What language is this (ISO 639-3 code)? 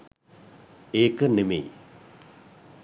sin